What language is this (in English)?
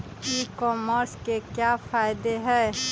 Magahi